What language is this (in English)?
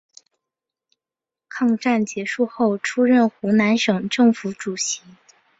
Chinese